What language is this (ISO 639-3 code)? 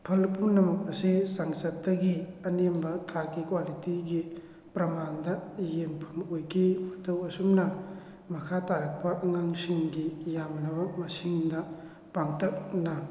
mni